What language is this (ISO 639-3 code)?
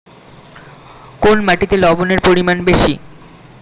ben